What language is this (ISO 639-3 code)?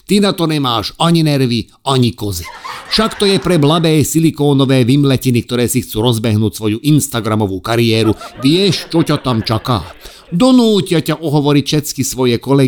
slk